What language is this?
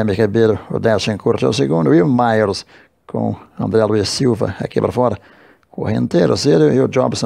Portuguese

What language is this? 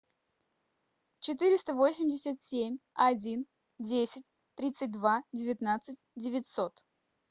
Russian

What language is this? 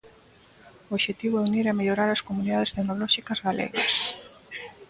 Galician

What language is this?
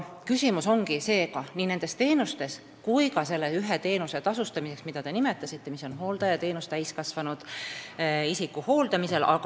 Estonian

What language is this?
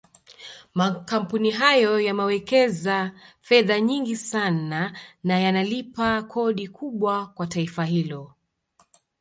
Swahili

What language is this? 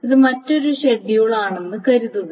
Malayalam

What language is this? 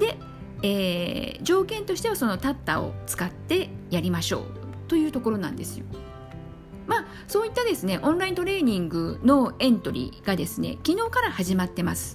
Japanese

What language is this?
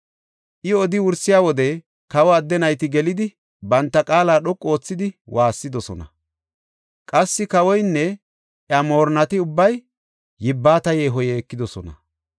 Gofa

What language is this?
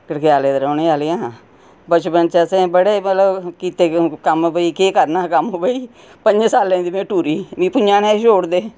Dogri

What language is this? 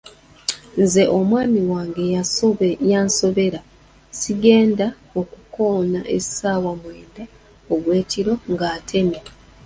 Ganda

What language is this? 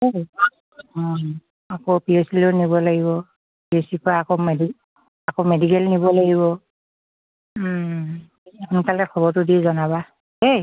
Assamese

